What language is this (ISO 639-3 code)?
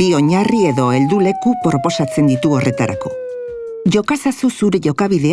spa